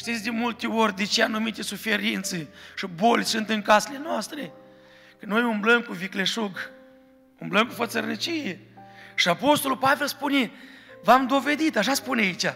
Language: Romanian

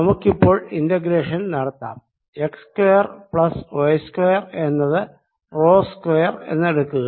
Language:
Malayalam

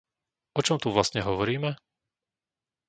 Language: Slovak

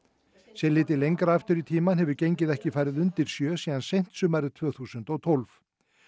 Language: Icelandic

